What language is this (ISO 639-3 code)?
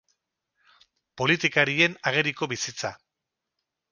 eus